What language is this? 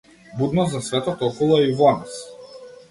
Macedonian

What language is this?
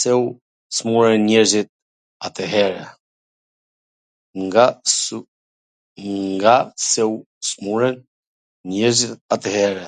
Gheg Albanian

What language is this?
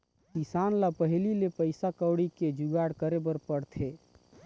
Chhattisgarhi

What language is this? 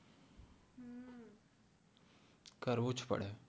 Gujarati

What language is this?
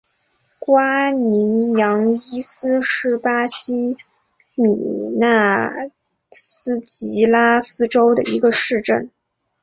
Chinese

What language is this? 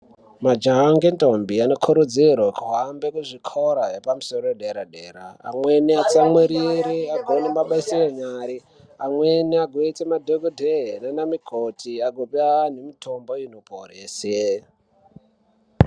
Ndau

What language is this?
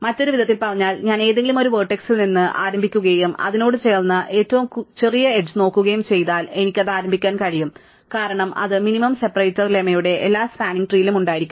Malayalam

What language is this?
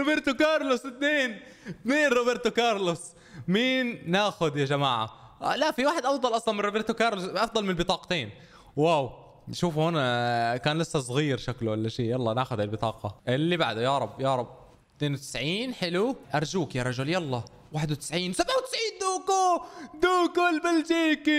Arabic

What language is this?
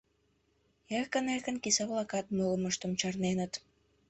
Mari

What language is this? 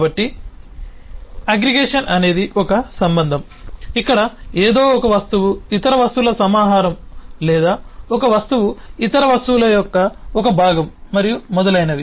Telugu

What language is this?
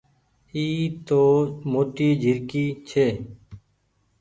Goaria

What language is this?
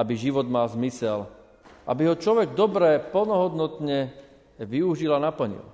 Slovak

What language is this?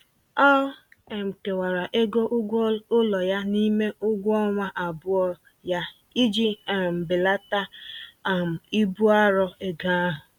Igbo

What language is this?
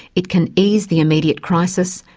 English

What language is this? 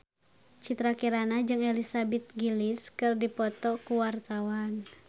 Sundanese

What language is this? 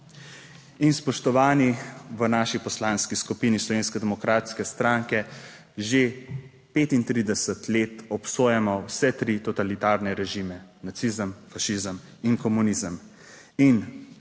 Slovenian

